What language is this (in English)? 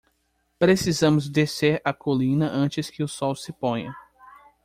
Portuguese